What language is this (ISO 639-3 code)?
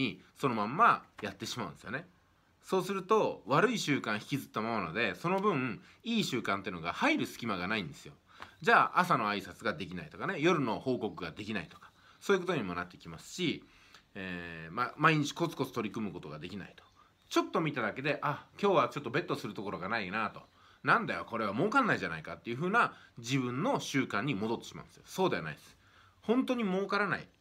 jpn